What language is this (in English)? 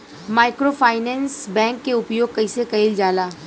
Bhojpuri